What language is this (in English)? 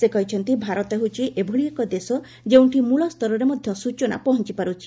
Odia